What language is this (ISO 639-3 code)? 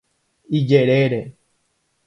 grn